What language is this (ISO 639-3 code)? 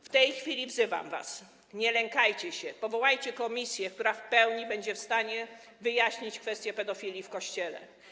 pol